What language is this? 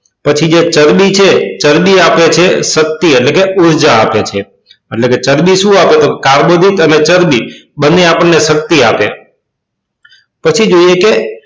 Gujarati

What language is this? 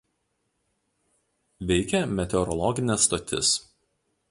Lithuanian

